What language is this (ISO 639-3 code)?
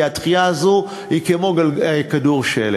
heb